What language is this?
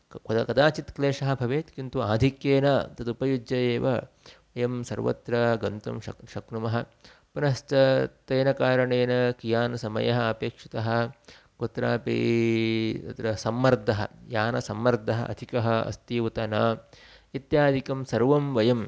Sanskrit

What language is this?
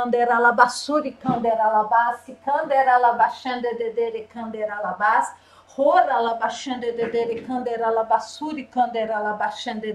Portuguese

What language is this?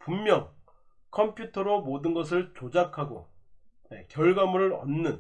Korean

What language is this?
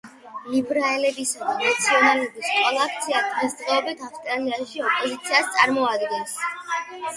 Georgian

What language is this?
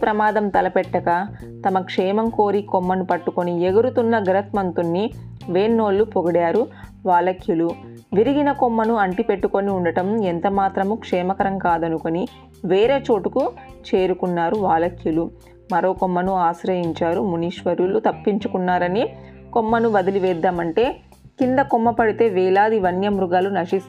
Telugu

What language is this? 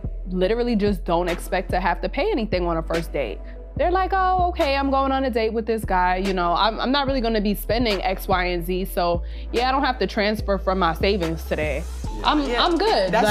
English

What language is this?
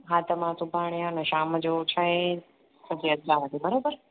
Sindhi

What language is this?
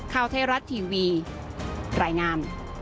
Thai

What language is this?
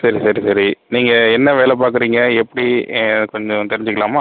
Tamil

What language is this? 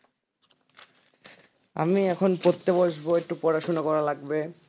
Bangla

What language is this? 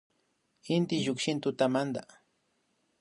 Imbabura Highland Quichua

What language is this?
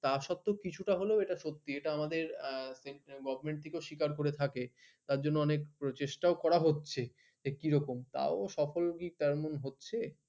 Bangla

